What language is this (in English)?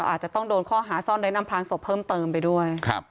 Thai